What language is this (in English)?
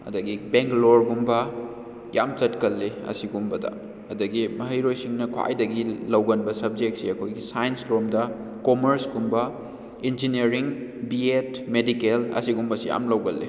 Manipuri